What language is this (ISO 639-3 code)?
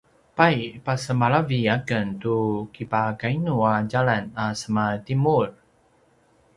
pwn